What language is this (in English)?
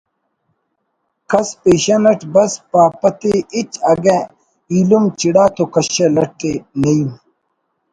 Brahui